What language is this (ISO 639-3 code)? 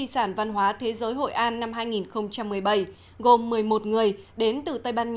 vie